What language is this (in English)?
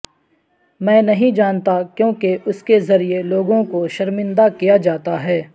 Urdu